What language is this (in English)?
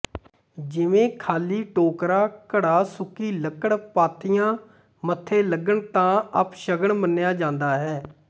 Punjabi